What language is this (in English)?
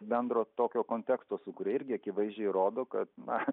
Lithuanian